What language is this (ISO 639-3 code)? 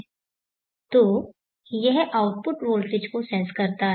hin